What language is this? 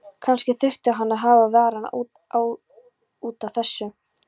Icelandic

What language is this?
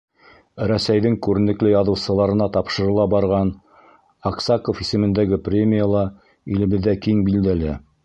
Bashkir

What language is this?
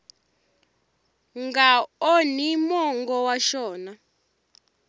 Tsonga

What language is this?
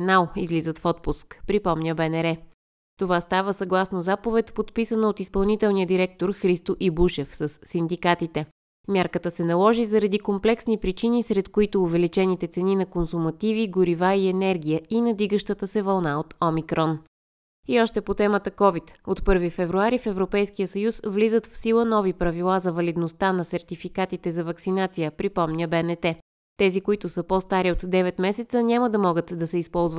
Bulgarian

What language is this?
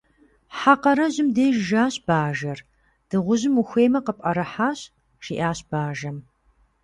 Kabardian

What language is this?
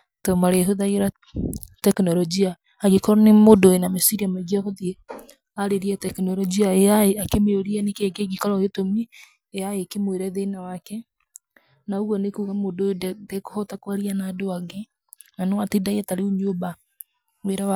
Kikuyu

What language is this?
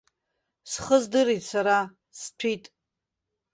Abkhazian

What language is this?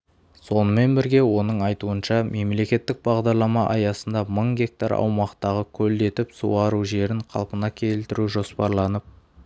Kazakh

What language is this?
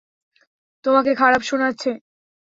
Bangla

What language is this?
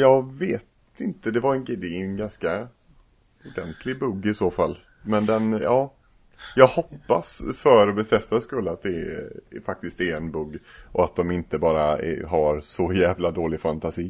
Swedish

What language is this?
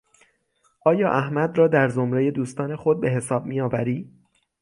Persian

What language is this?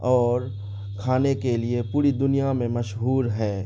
Urdu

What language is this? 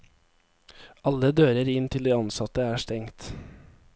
Norwegian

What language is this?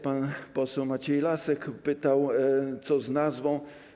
Polish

